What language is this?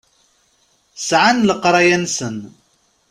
Kabyle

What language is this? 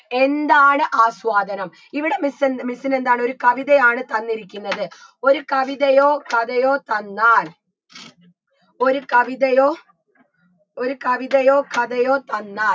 Malayalam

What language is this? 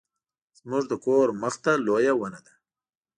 Pashto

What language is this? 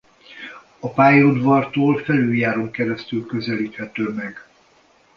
Hungarian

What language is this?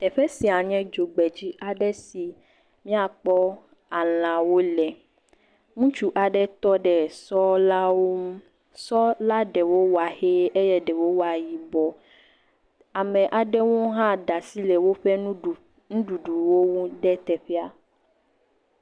Ewe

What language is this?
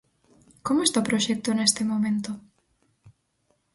Galician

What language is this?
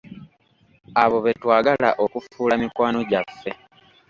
Ganda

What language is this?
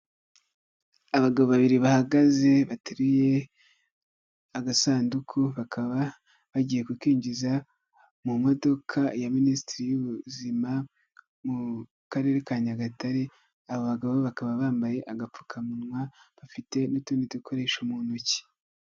Kinyarwanda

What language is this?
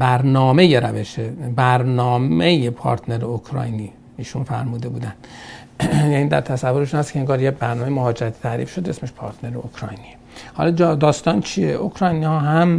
Persian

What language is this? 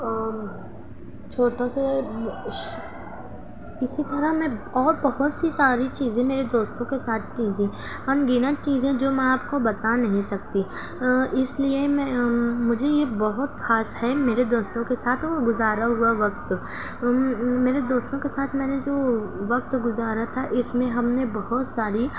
Urdu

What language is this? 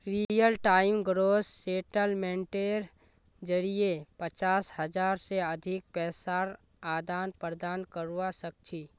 Magahi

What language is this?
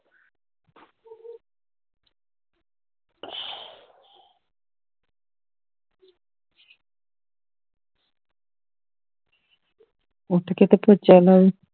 Punjabi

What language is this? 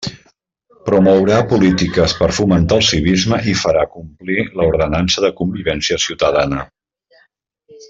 Catalan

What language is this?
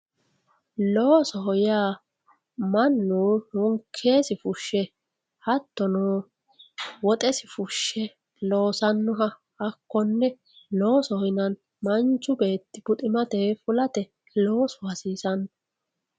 Sidamo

